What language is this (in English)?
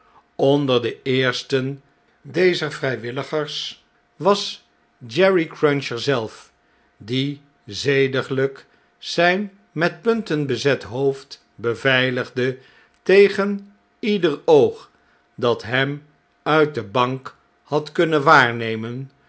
Dutch